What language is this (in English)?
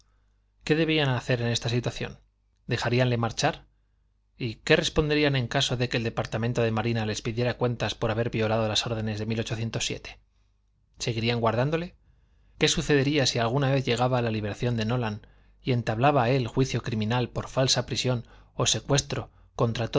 Spanish